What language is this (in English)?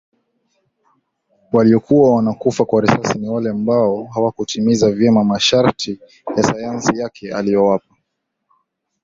Swahili